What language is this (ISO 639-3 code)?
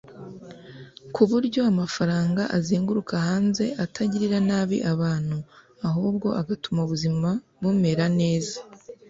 kin